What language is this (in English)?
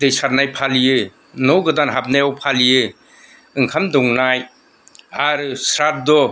Bodo